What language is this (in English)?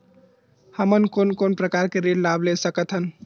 Chhattisgarhi